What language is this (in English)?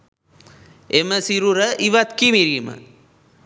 Sinhala